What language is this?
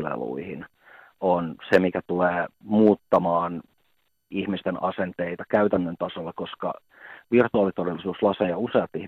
Finnish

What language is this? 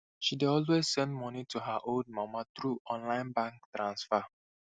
Nigerian Pidgin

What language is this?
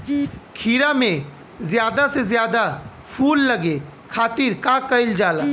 Bhojpuri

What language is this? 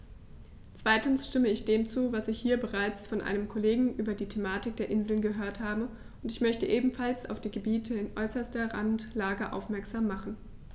German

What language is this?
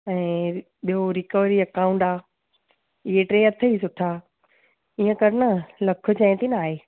Sindhi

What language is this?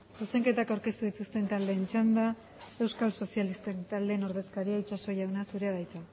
Basque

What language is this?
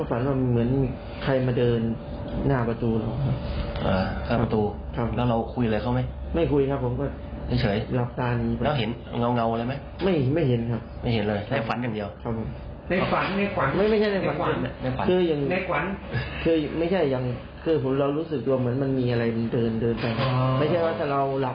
Thai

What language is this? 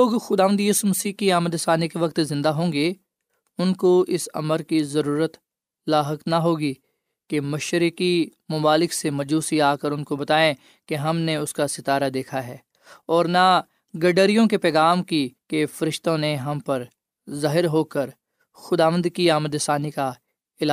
Urdu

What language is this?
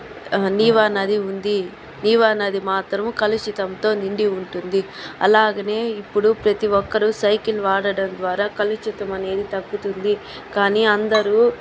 Telugu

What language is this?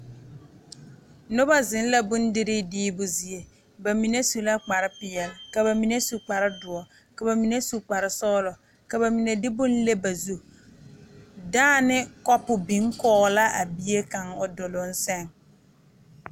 Southern Dagaare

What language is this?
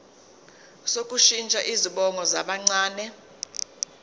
Zulu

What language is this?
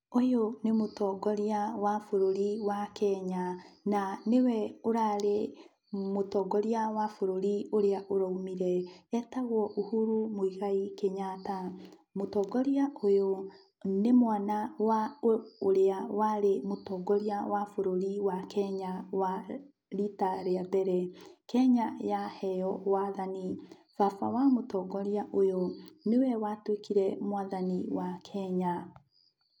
Kikuyu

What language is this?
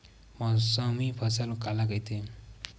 Chhattisgarhi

